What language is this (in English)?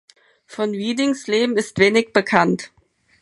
German